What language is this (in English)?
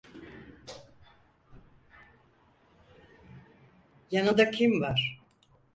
Turkish